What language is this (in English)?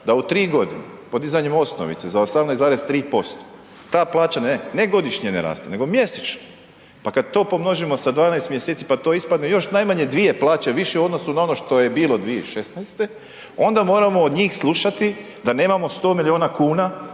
Croatian